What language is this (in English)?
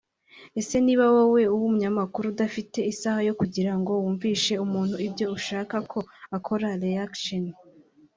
Kinyarwanda